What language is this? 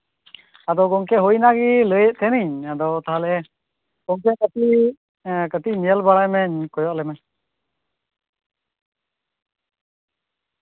Santali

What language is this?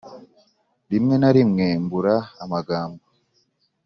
Kinyarwanda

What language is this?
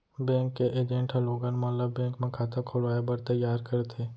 Chhattisgarhi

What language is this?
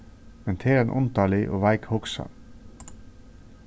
Faroese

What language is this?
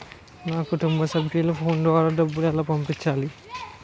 Telugu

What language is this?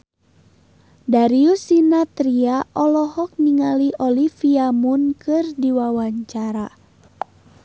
Sundanese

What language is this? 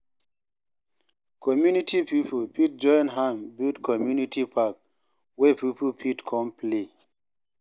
Nigerian Pidgin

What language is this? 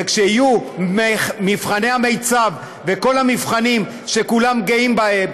Hebrew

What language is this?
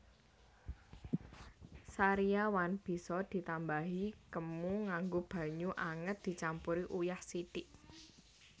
Javanese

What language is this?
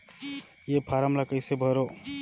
Chhattisgarhi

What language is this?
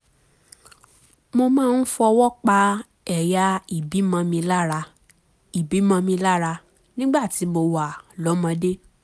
Yoruba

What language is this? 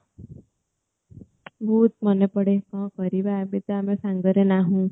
Odia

